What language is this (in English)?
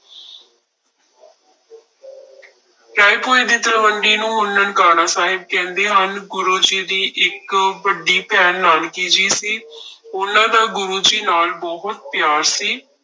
Punjabi